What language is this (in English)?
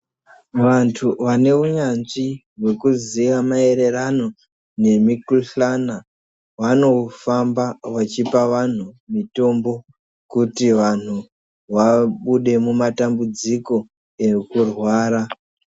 Ndau